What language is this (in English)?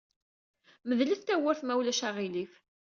Kabyle